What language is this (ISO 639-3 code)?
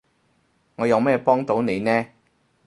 yue